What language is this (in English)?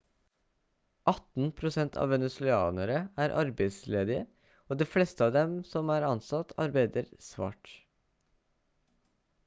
Norwegian Bokmål